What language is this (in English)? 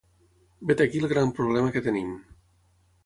Catalan